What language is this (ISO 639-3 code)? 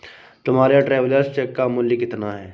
hin